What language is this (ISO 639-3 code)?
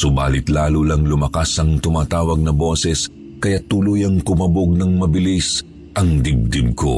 fil